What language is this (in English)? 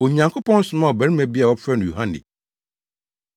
Akan